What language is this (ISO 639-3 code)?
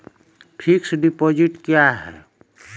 mai